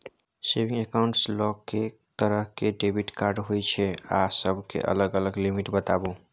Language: Maithili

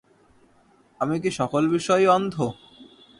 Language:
Bangla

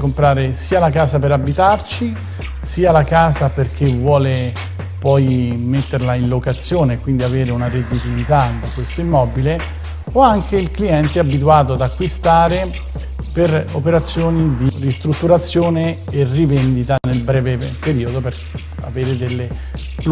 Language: Italian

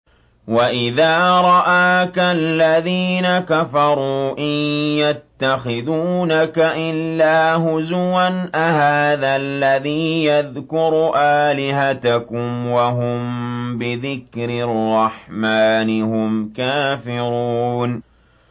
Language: Arabic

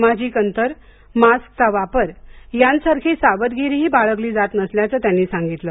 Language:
Marathi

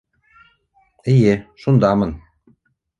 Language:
Bashkir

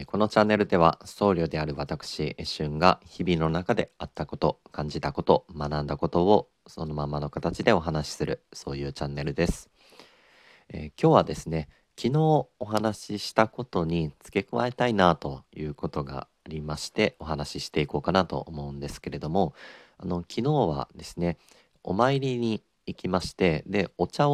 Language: Japanese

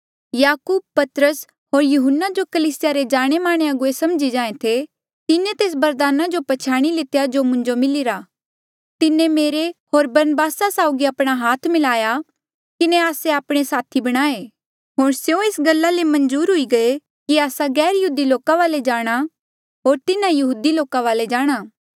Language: Mandeali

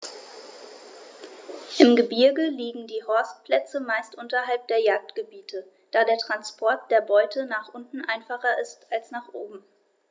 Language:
German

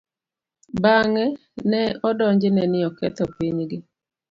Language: Luo (Kenya and Tanzania)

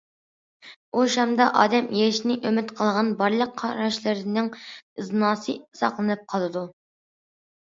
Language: Uyghur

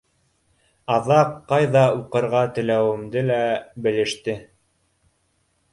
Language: Bashkir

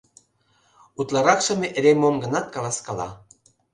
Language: Mari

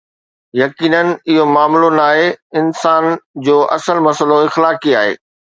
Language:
Sindhi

